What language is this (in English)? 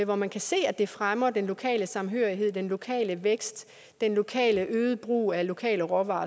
Danish